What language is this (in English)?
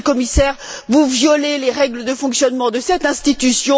French